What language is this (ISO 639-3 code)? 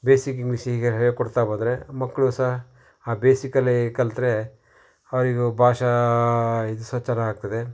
kan